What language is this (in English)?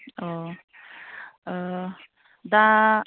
Bodo